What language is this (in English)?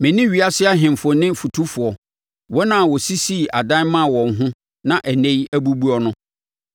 Akan